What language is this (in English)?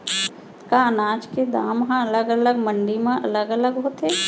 Chhattisgarhi